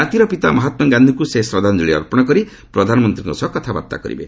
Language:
Odia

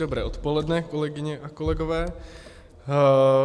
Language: Czech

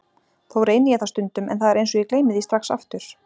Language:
Icelandic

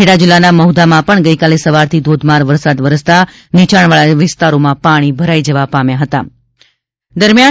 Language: Gujarati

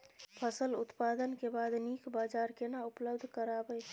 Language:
Maithili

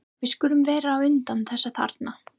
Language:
Icelandic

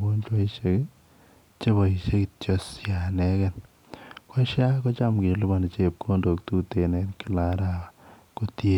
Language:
Kalenjin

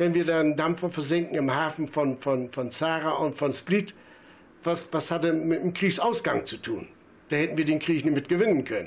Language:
German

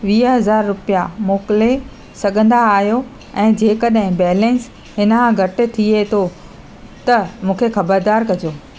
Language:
Sindhi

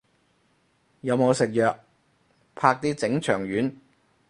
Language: Cantonese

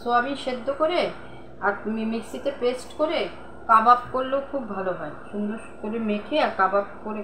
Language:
Hindi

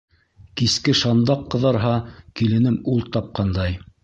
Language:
Bashkir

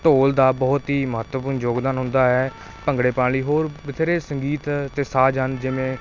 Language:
Punjabi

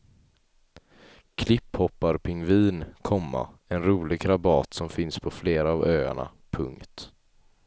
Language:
Swedish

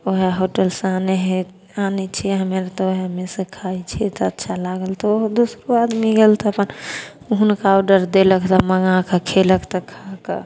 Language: Maithili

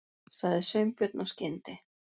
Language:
Icelandic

